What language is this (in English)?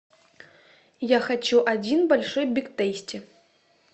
Russian